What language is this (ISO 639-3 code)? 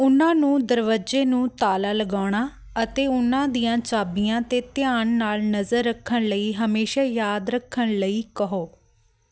pan